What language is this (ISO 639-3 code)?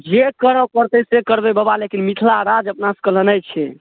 mai